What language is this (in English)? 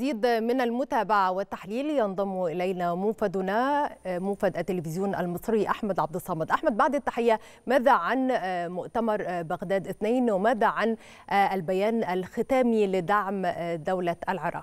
Arabic